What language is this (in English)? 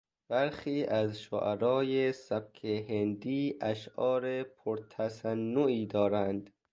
Persian